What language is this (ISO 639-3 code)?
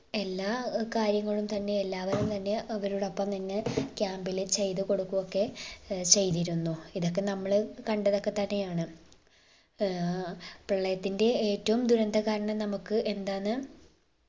mal